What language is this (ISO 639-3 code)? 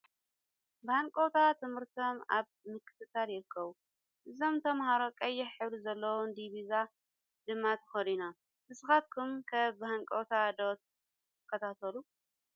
tir